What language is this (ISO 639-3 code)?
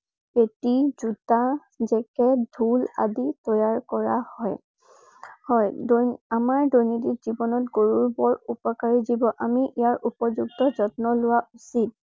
asm